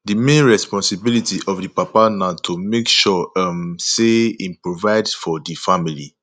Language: Nigerian Pidgin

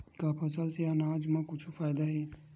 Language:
Chhattisgarhi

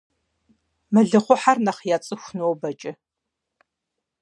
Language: Kabardian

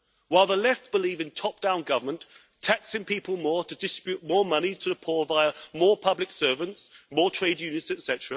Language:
English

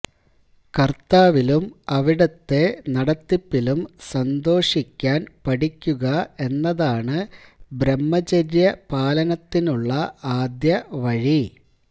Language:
Malayalam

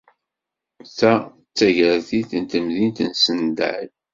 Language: Kabyle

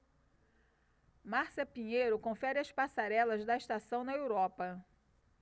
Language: Portuguese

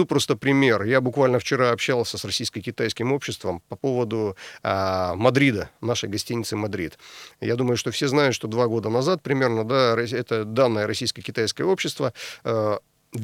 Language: Russian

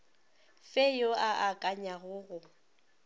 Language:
Northern Sotho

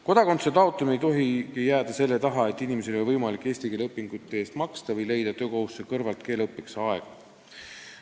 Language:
Estonian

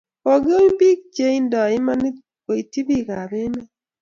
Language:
Kalenjin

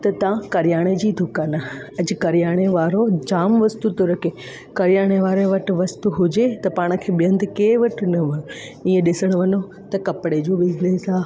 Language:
Sindhi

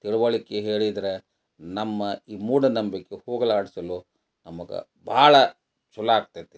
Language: Kannada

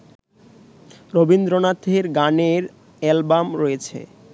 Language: Bangla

